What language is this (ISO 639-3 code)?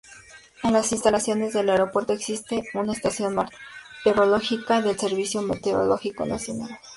spa